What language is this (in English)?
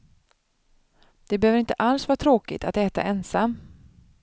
Swedish